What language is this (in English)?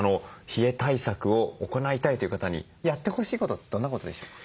Japanese